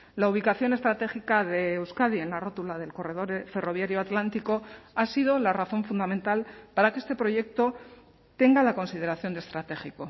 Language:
Spanish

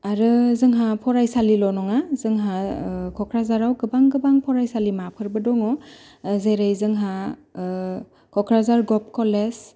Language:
Bodo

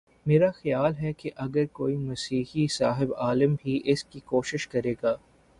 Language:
Urdu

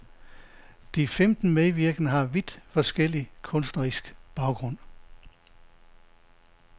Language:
Danish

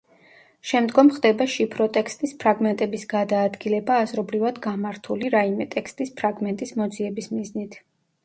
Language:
Georgian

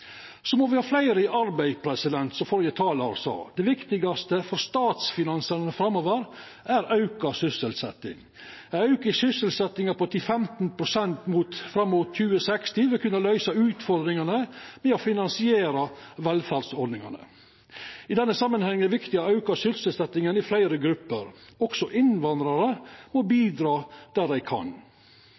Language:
Norwegian Nynorsk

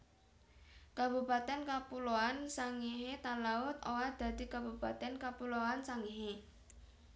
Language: Javanese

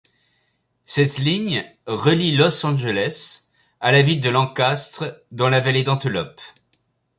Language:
French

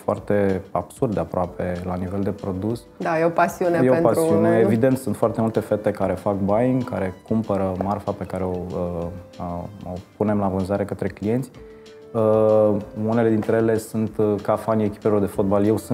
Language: Romanian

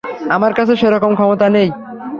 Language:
Bangla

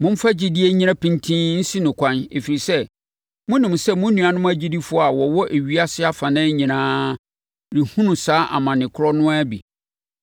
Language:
Akan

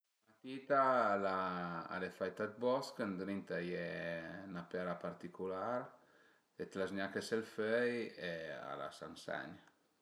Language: Piedmontese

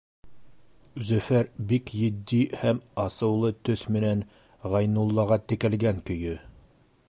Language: Bashkir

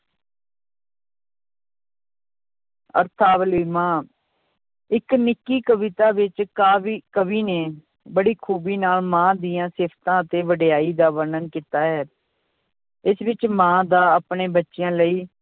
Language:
Punjabi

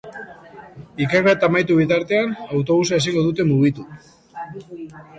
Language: Basque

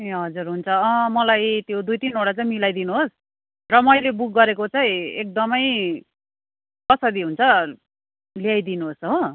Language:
Nepali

